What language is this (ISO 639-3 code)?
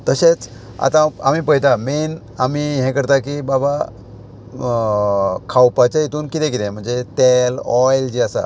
kok